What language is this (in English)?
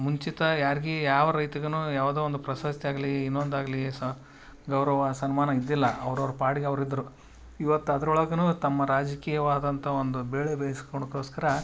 Kannada